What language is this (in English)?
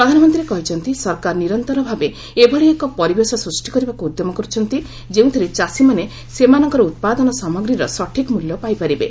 Odia